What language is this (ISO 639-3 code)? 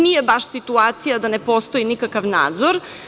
srp